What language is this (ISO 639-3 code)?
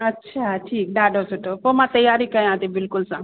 snd